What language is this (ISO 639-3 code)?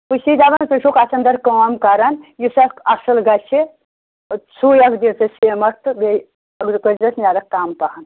kas